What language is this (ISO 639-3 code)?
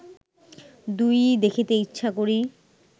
ben